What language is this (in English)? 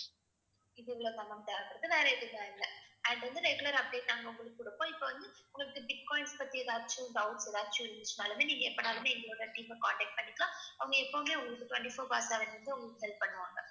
Tamil